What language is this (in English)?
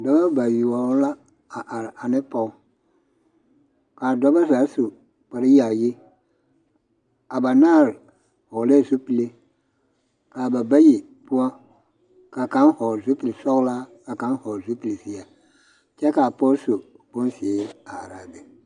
Southern Dagaare